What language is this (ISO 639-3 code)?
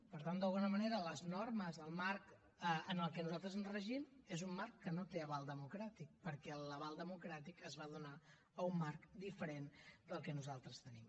cat